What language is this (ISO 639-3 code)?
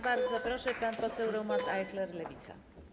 pol